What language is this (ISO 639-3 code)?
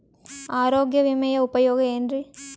kan